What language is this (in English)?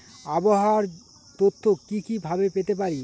Bangla